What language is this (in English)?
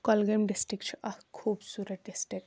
Kashmiri